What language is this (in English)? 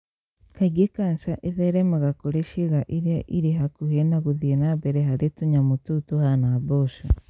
Kikuyu